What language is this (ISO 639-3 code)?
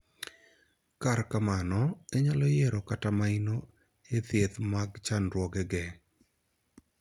luo